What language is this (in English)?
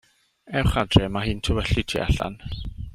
Welsh